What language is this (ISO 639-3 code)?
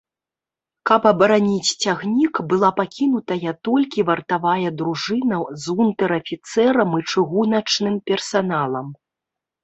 bel